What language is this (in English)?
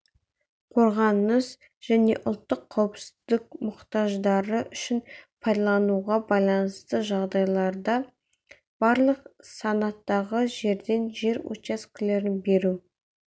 Kazakh